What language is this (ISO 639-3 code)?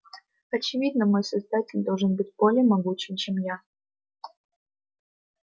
rus